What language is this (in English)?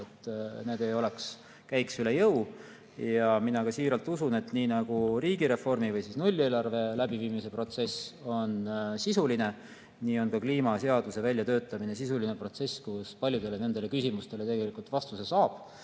Estonian